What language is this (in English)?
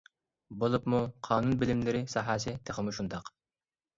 Uyghur